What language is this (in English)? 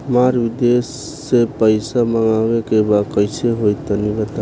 Bhojpuri